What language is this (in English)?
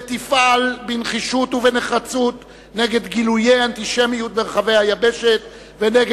Hebrew